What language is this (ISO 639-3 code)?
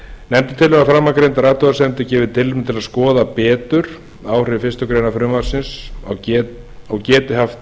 isl